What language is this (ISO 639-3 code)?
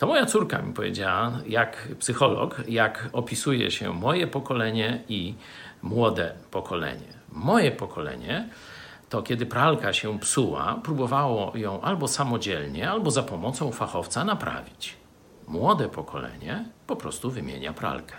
pol